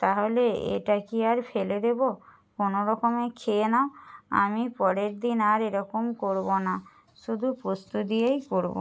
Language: Bangla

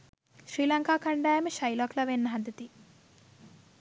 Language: Sinhala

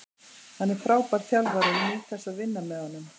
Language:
Icelandic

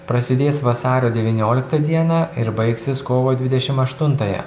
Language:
Lithuanian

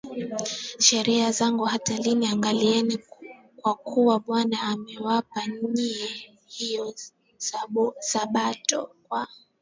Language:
Swahili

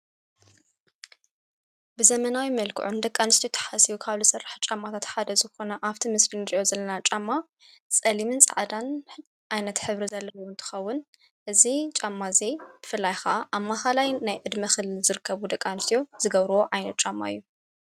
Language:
Tigrinya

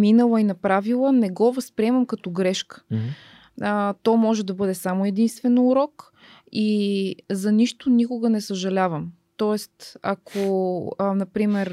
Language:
Bulgarian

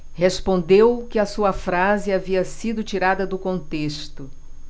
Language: Portuguese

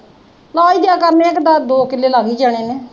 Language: Punjabi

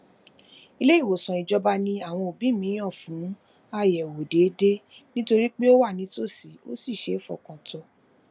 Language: Yoruba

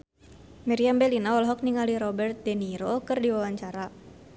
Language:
Sundanese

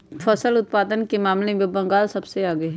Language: Magahi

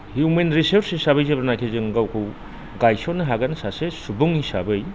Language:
Bodo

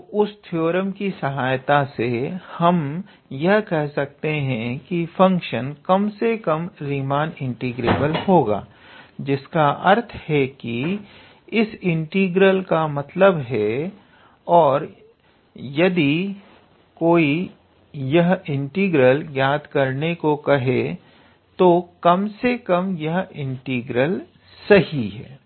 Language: Hindi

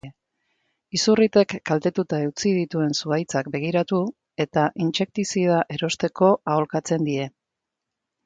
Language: Basque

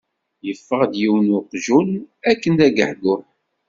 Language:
Kabyle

